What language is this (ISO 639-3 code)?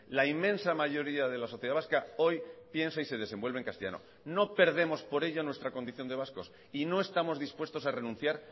spa